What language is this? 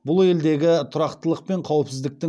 Kazakh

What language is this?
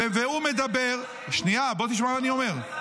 Hebrew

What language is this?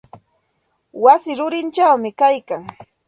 Santa Ana de Tusi Pasco Quechua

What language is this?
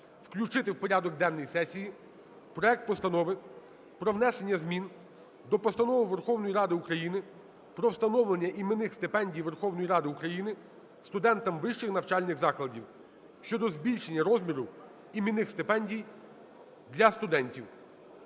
Ukrainian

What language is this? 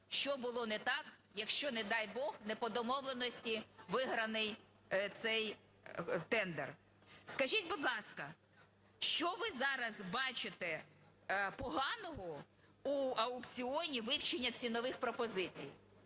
Ukrainian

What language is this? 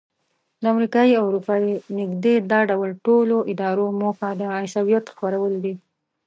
Pashto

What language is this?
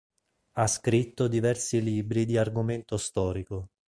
Italian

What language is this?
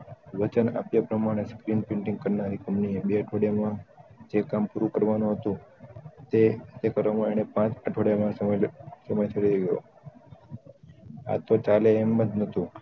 Gujarati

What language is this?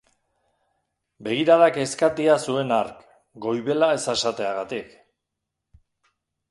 Basque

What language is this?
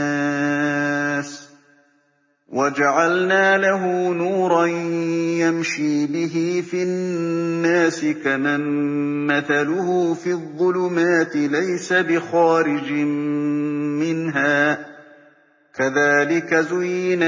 Arabic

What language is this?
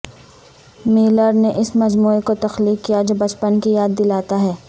Urdu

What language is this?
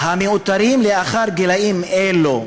Hebrew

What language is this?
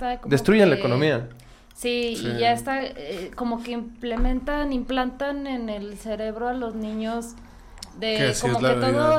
Spanish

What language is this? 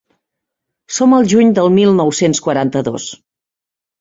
Catalan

